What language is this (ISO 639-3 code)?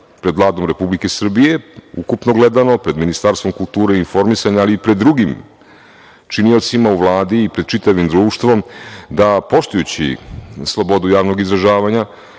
srp